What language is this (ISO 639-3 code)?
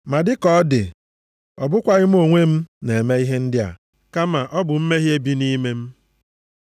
ibo